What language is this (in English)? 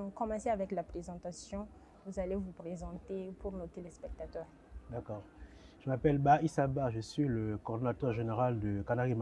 French